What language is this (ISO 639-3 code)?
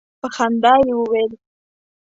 pus